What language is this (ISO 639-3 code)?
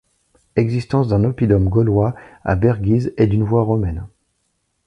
fra